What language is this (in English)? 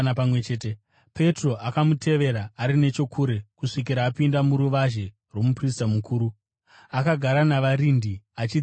Shona